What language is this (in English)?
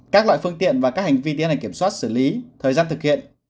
Vietnamese